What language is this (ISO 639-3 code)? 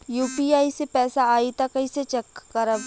bho